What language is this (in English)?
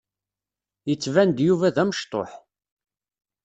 Kabyle